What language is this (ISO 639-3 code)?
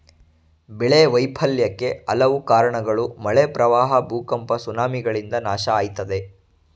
kan